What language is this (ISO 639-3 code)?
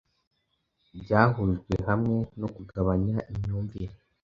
kin